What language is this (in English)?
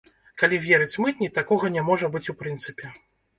Belarusian